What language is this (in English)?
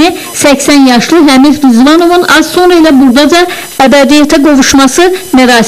Turkish